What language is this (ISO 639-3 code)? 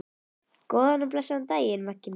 isl